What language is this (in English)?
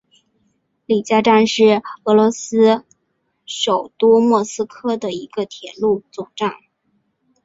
Chinese